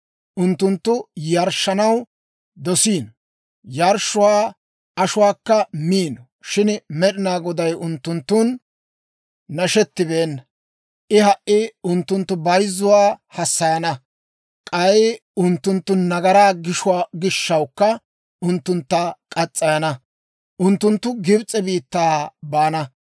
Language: Dawro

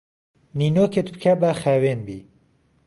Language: Central Kurdish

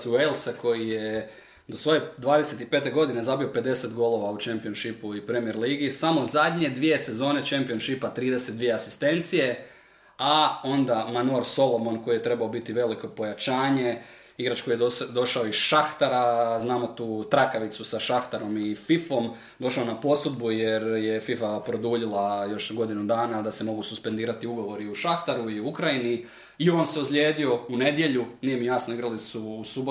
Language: Croatian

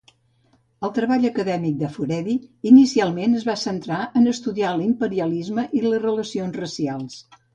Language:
Catalan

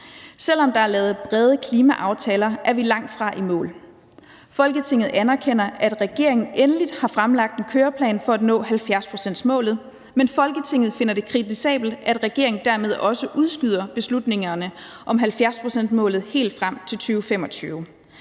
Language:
Danish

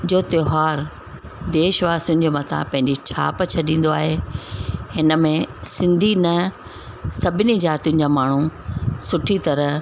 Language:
Sindhi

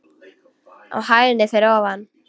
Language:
Icelandic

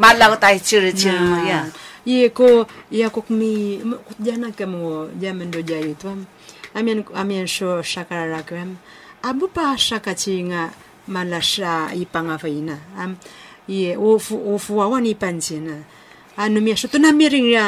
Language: Chinese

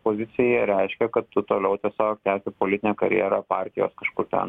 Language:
Lithuanian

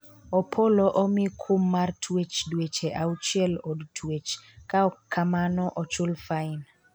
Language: Luo (Kenya and Tanzania)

